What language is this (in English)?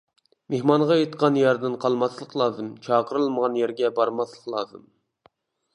Uyghur